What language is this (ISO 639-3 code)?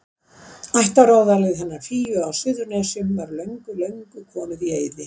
isl